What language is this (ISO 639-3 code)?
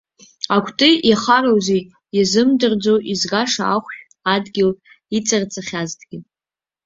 abk